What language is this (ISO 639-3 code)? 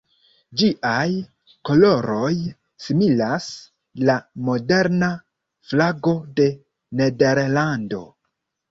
epo